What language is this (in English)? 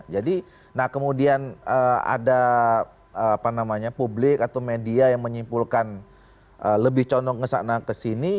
Indonesian